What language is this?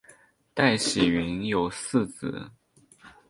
Chinese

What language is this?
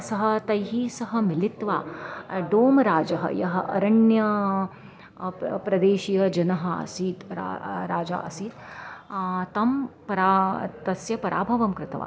Sanskrit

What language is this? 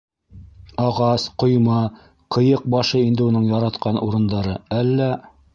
Bashkir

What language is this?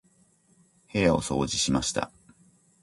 Japanese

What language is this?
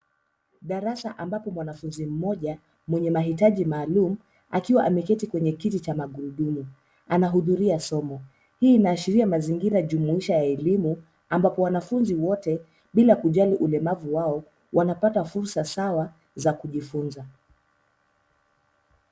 Swahili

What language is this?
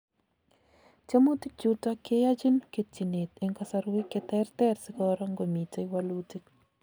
Kalenjin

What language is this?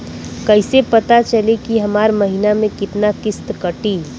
Bhojpuri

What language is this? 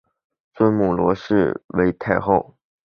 Chinese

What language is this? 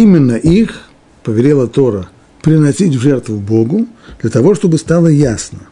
Russian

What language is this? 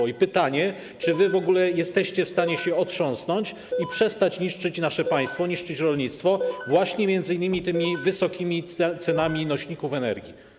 Polish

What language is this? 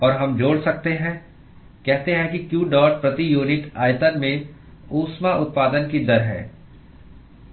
Hindi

